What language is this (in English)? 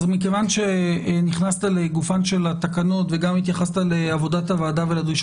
Hebrew